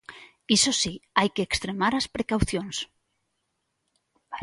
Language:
Galician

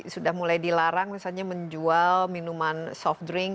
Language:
Indonesian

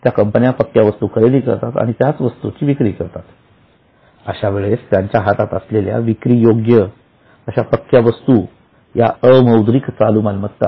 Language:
Marathi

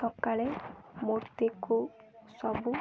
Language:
Odia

